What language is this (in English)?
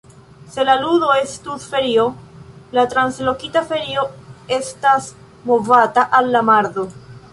Esperanto